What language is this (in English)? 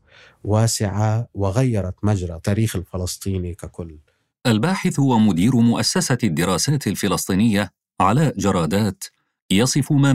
Arabic